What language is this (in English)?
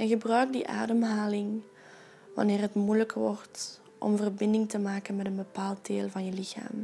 Dutch